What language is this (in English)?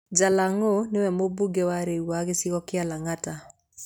Kikuyu